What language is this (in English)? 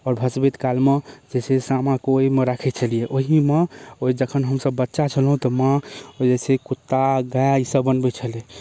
Maithili